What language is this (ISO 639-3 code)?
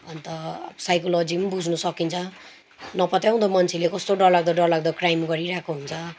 nep